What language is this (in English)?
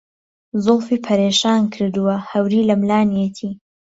Central Kurdish